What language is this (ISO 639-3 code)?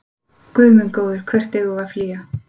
isl